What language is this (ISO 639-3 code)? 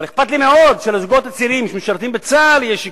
heb